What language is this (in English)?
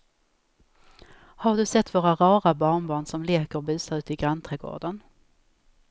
Swedish